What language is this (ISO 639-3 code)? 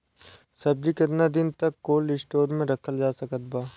bho